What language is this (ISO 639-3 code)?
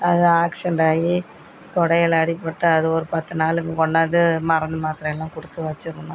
tam